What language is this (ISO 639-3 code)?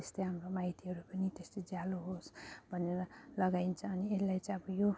nep